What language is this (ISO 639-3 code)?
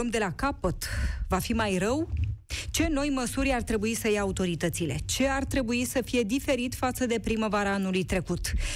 ron